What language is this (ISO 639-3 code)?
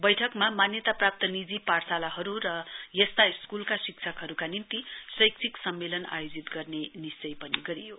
nep